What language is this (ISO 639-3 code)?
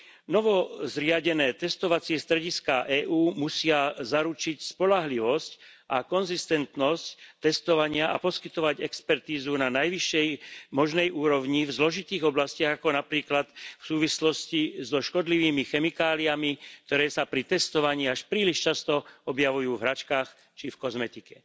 slk